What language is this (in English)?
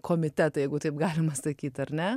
Lithuanian